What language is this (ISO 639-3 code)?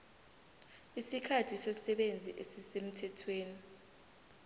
nbl